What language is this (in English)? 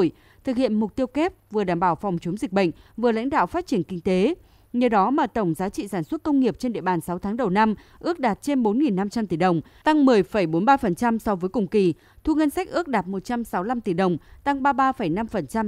Vietnamese